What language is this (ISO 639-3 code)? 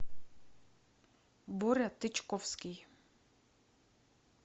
rus